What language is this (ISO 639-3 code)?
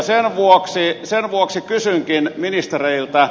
fin